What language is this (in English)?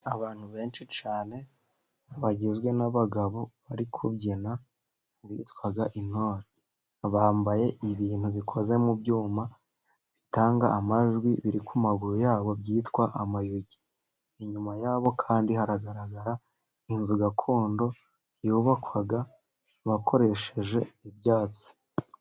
Kinyarwanda